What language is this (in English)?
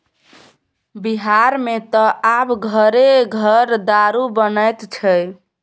Maithili